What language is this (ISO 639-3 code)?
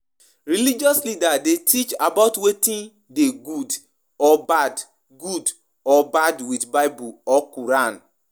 pcm